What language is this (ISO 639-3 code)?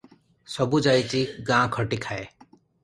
ori